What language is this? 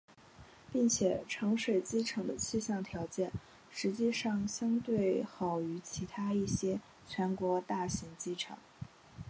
Chinese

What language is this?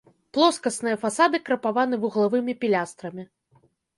Belarusian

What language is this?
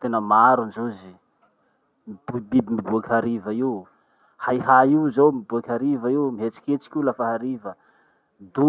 Masikoro Malagasy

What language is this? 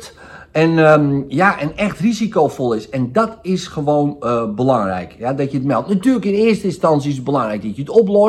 Dutch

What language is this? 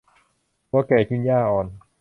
Thai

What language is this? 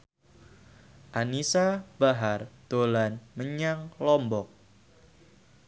Javanese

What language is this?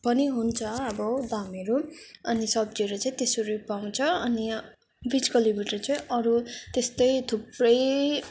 Nepali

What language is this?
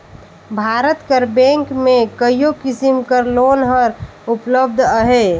Chhattisgarhi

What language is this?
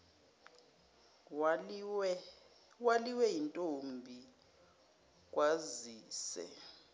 Zulu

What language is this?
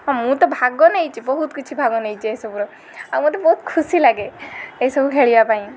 Odia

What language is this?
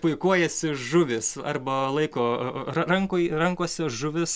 Lithuanian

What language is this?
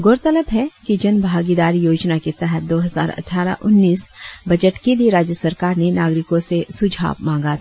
Hindi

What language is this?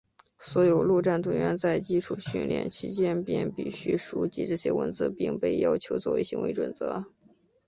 Chinese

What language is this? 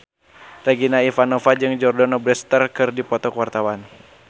Sundanese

